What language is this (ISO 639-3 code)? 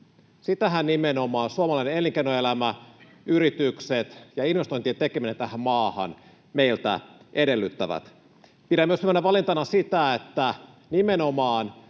fin